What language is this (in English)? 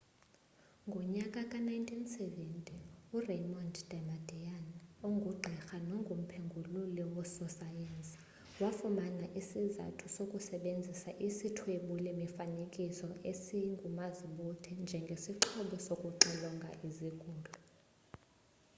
Xhosa